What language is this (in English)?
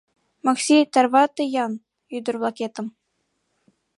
Mari